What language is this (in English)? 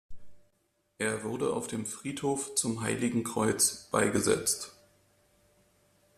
German